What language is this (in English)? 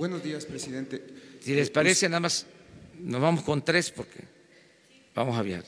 Spanish